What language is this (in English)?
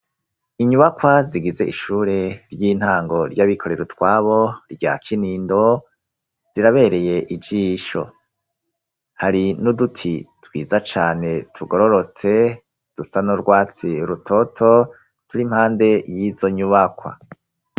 Rundi